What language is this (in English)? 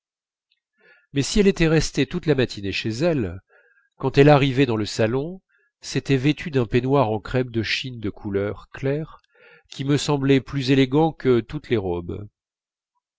French